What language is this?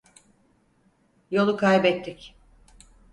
Turkish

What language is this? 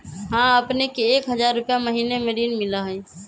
Magahi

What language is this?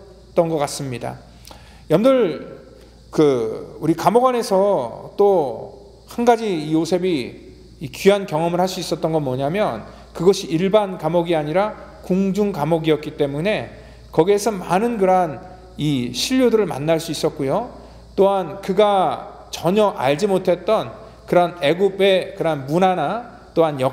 Korean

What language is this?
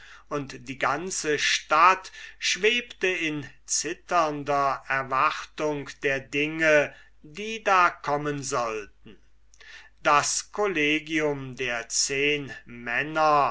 German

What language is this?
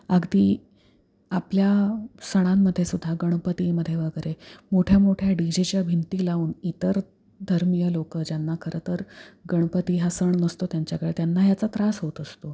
Marathi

